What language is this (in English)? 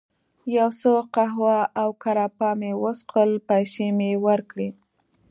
Pashto